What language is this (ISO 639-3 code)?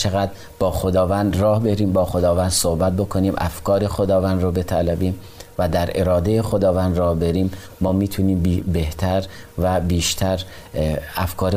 fas